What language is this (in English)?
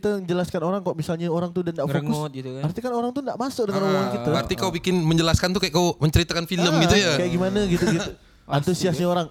Indonesian